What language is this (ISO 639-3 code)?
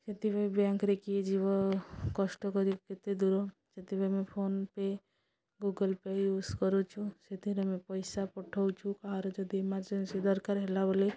ori